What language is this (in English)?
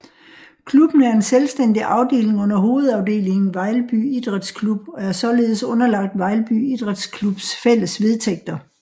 Danish